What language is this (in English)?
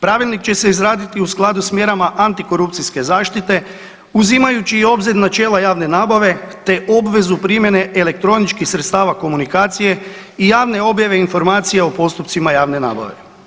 Croatian